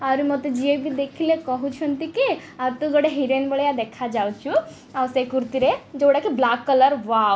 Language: Odia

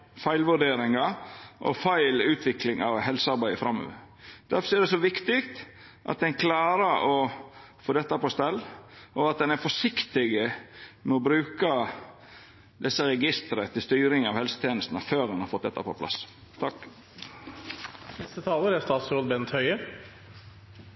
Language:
Norwegian Nynorsk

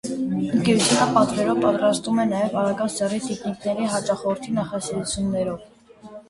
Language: Armenian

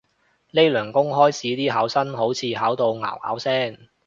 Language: Cantonese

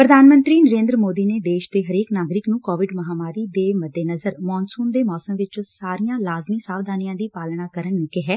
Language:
Punjabi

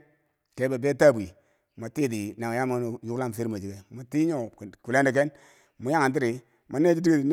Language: Bangwinji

